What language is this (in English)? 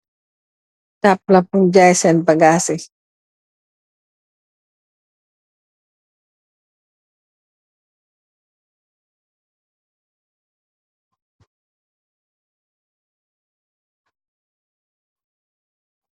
Wolof